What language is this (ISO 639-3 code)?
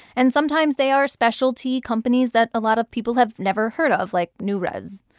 eng